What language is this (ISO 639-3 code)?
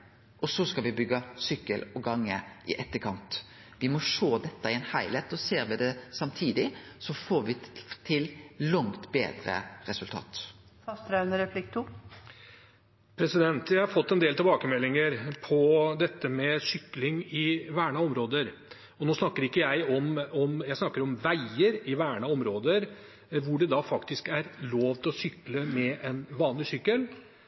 nor